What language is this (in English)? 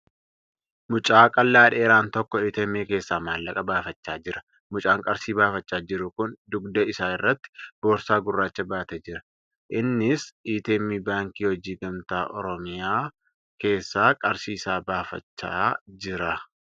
Oromo